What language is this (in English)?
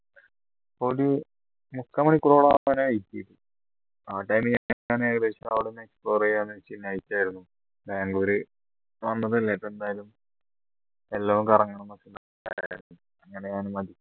Malayalam